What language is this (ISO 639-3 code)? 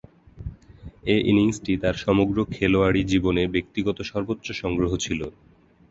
ben